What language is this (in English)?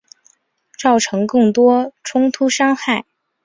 Chinese